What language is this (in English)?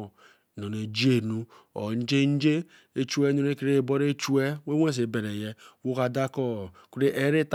Eleme